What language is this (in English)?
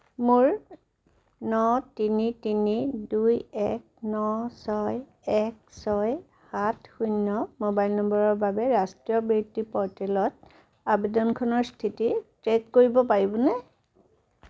Assamese